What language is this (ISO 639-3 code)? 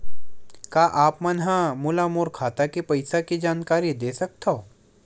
hne